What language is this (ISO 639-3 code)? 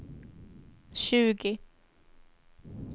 swe